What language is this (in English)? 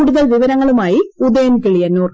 Malayalam